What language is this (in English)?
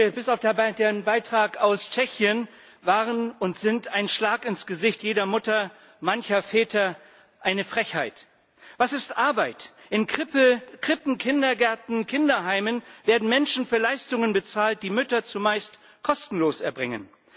German